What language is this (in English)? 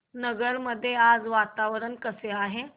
Marathi